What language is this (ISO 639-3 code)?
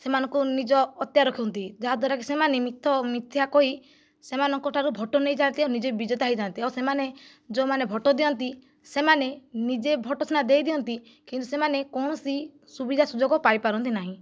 ori